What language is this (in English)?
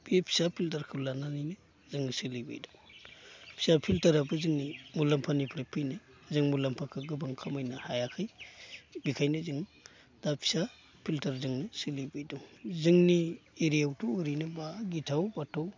Bodo